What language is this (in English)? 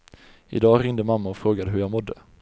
Swedish